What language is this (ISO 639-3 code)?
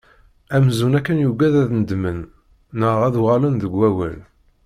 kab